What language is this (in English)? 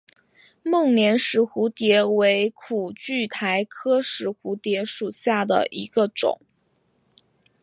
Chinese